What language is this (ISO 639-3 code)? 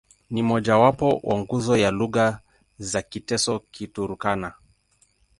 swa